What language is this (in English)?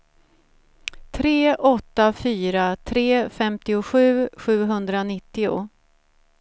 Swedish